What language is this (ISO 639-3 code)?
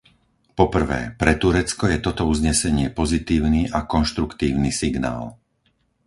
slk